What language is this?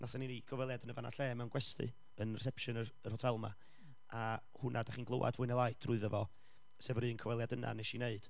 Welsh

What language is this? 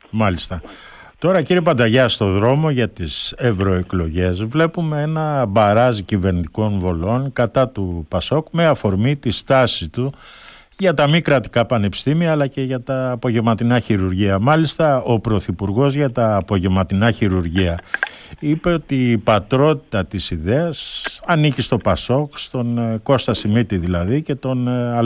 Greek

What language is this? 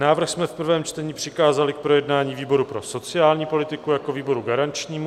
Czech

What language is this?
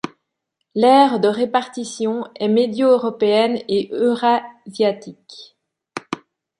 French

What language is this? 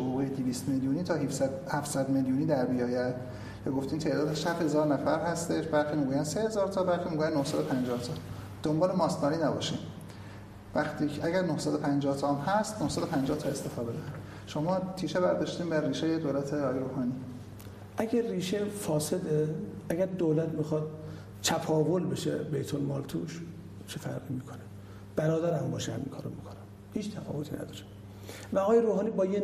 Persian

